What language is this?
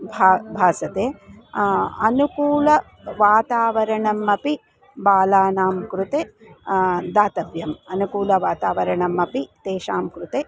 Sanskrit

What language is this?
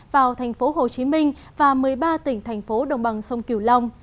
Vietnamese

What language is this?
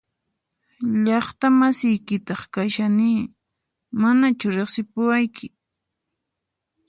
Puno Quechua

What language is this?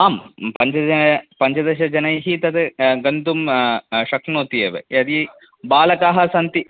Sanskrit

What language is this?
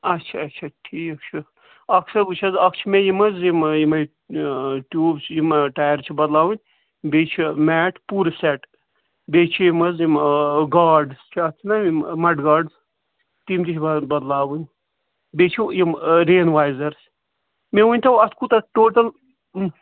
Kashmiri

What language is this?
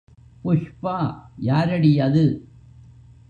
Tamil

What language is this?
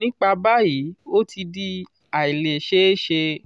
Yoruba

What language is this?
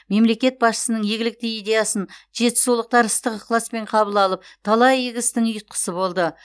Kazakh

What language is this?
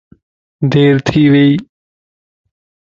Lasi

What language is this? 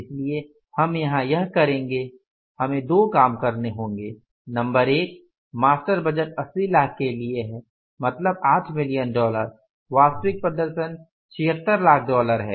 Hindi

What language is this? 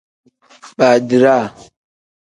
Tem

